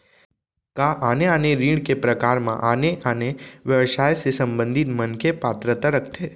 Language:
Chhattisgarhi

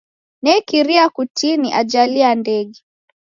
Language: Taita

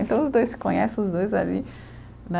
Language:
Portuguese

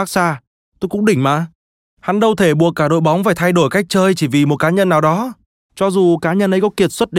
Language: Vietnamese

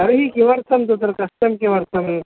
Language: Sanskrit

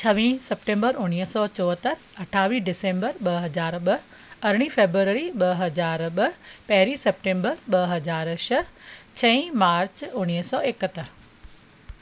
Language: Sindhi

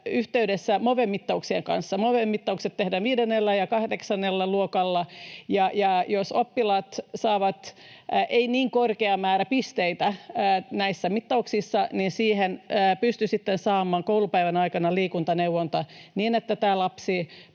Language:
Finnish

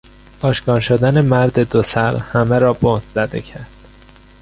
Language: Persian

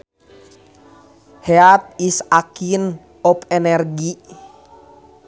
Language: Sundanese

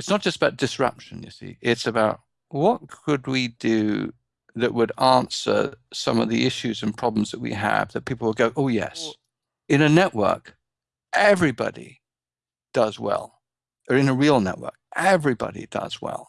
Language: English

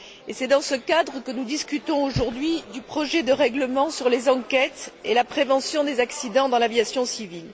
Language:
French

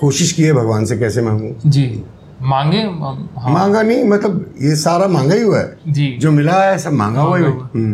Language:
Hindi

